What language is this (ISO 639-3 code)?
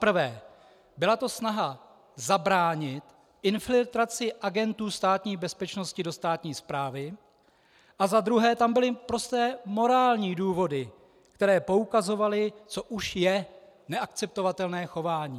ces